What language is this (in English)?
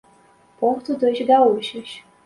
Portuguese